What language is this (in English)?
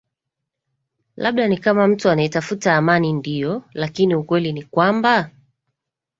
Swahili